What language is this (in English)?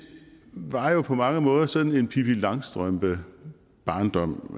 Danish